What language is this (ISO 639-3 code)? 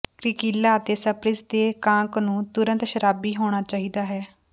pan